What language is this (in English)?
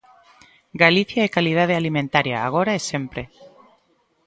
Galician